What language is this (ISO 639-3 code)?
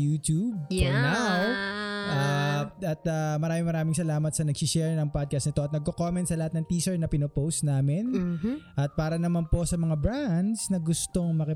fil